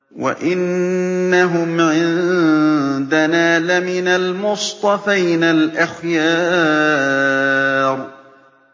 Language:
Arabic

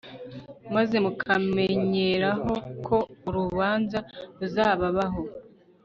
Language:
Kinyarwanda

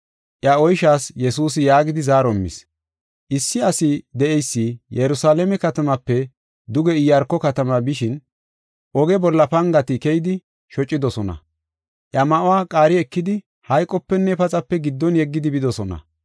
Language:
Gofa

